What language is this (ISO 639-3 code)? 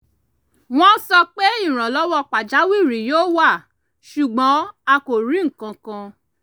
yor